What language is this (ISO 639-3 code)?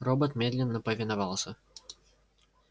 rus